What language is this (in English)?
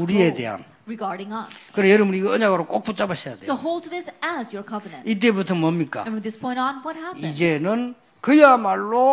Korean